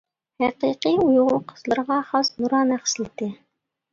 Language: Uyghur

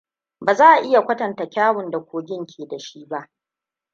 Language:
Hausa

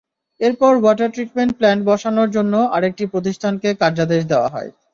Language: Bangla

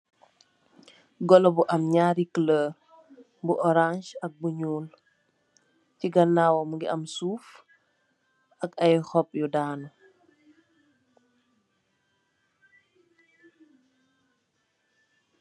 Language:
Wolof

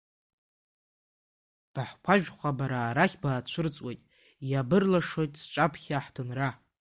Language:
Abkhazian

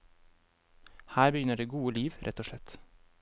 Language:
Norwegian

